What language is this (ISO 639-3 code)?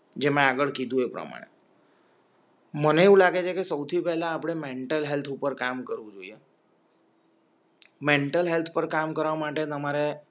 guj